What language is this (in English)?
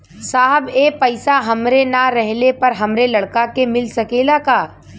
Bhojpuri